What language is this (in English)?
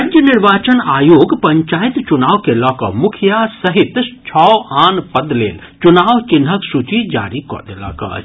Maithili